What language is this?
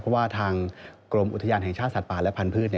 Thai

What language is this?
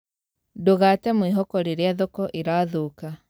Kikuyu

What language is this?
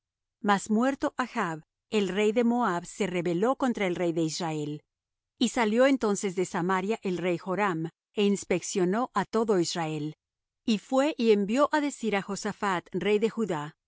Spanish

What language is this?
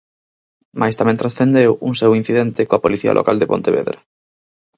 Galician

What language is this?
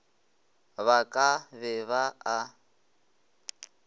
Northern Sotho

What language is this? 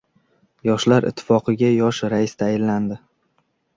Uzbek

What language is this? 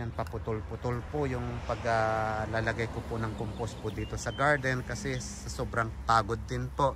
Filipino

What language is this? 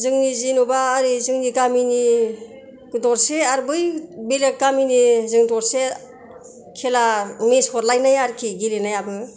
Bodo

